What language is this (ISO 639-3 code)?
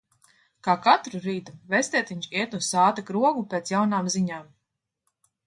lav